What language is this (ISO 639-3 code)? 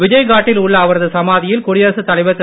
tam